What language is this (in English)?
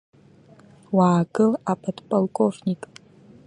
Abkhazian